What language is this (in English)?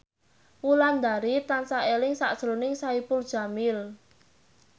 Javanese